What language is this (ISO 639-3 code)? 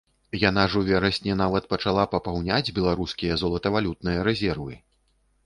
bel